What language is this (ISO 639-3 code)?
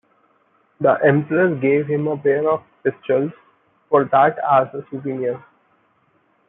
eng